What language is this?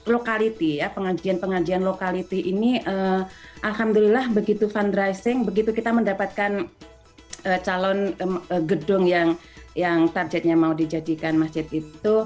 Indonesian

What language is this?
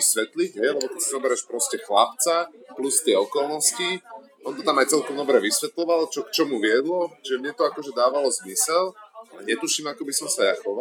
Slovak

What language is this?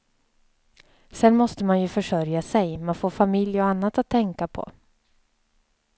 Swedish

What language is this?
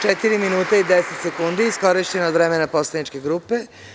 Serbian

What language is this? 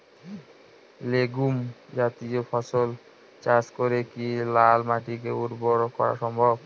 Bangla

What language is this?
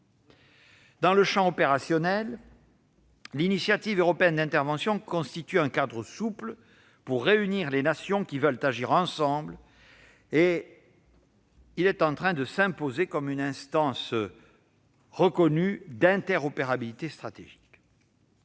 French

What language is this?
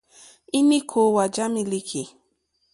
Mokpwe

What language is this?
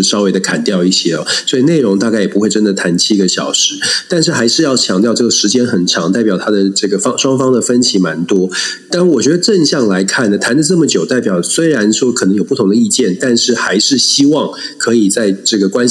Chinese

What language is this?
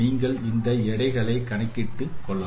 Tamil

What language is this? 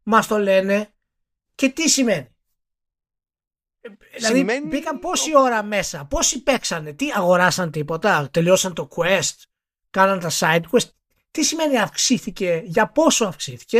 Greek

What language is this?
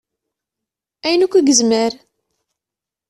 Kabyle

